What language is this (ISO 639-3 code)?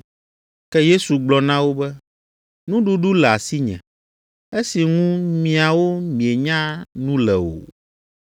ewe